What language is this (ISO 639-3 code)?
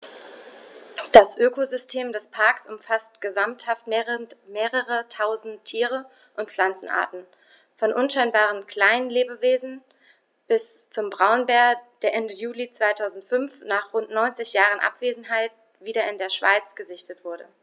deu